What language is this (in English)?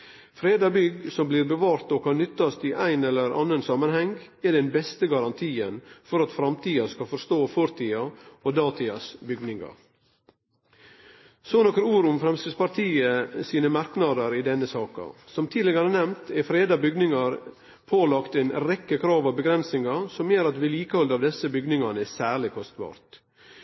Norwegian Nynorsk